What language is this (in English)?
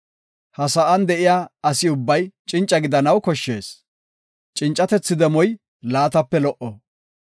Gofa